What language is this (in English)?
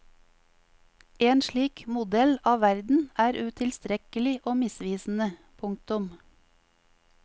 Norwegian